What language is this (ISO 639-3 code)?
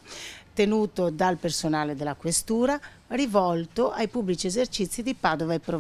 ita